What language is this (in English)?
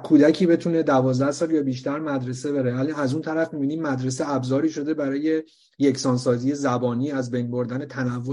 Persian